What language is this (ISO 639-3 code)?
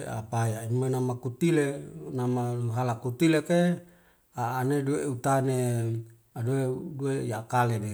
weo